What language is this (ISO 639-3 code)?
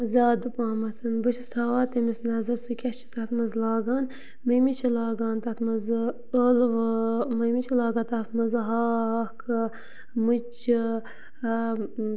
kas